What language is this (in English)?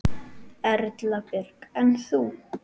Icelandic